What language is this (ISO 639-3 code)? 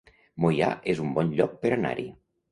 cat